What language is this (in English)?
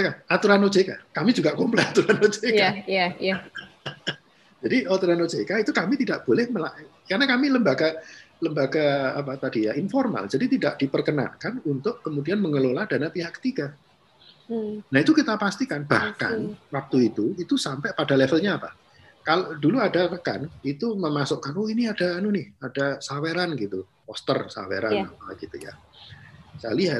Indonesian